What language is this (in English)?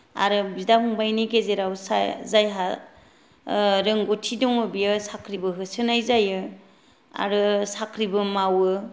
Bodo